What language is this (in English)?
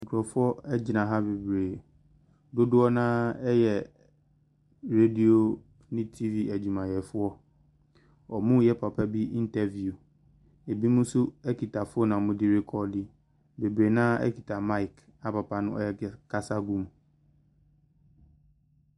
Akan